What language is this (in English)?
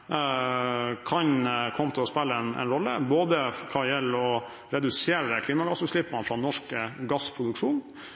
Norwegian Bokmål